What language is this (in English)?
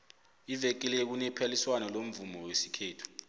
South Ndebele